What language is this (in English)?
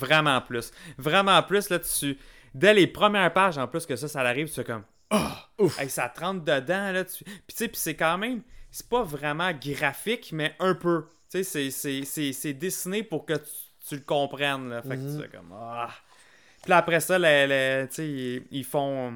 French